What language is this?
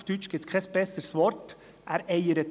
Swiss German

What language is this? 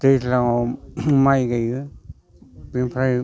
Bodo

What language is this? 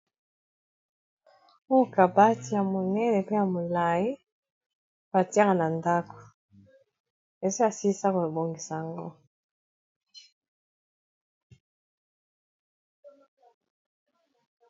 Lingala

